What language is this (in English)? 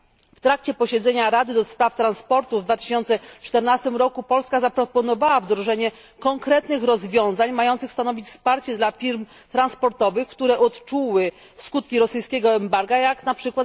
Polish